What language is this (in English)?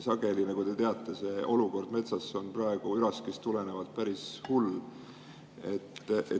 Estonian